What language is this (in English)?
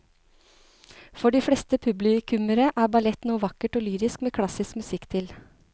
Norwegian